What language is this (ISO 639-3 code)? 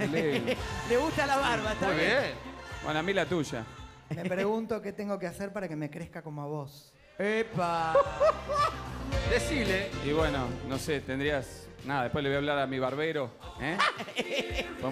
spa